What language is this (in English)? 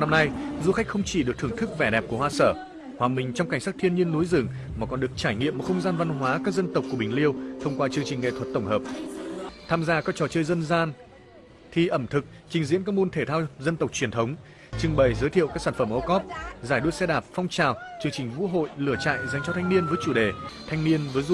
Vietnamese